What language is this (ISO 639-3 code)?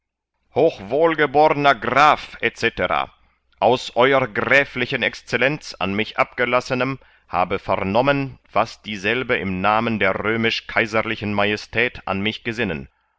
deu